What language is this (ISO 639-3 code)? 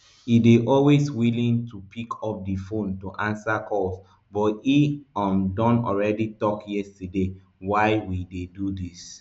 pcm